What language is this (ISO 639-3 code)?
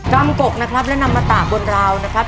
tha